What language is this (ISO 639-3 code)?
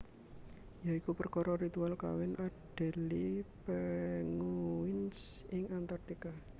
jav